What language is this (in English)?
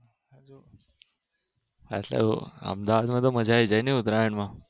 Gujarati